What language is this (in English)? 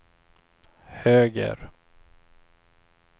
Swedish